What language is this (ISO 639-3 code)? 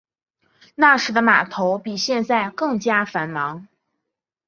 zho